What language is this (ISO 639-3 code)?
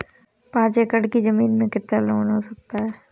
hin